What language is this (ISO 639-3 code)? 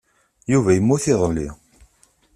kab